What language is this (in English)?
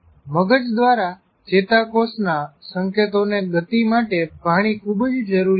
Gujarati